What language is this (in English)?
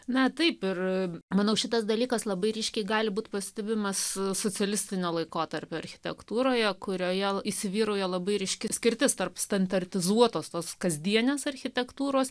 Lithuanian